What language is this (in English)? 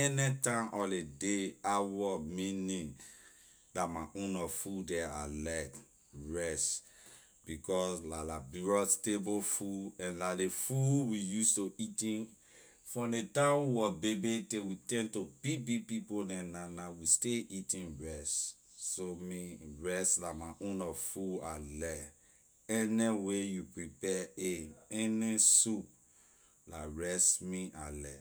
Liberian English